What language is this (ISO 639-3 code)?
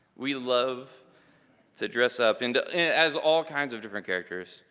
eng